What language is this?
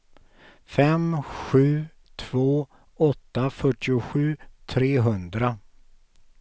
Swedish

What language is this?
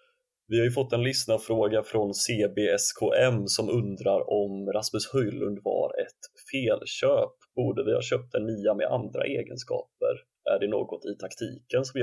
Swedish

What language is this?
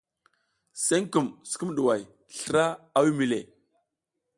South Giziga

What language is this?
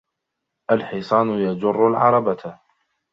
Arabic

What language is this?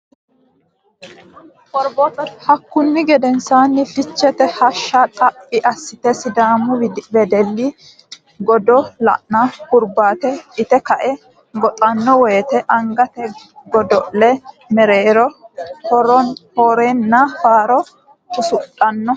Sidamo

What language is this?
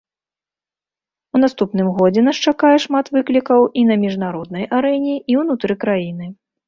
Belarusian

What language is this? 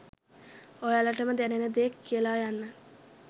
Sinhala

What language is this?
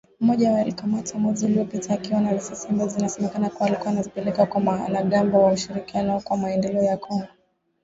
Swahili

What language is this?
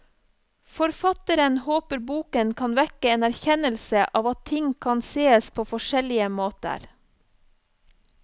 Norwegian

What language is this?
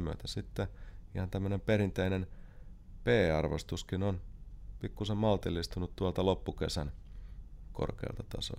Finnish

